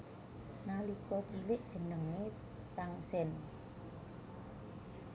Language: Javanese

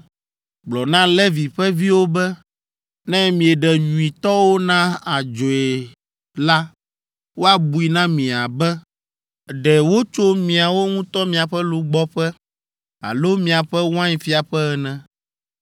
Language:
Ewe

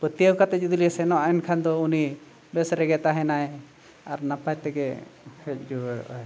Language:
Santali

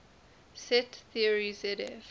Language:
English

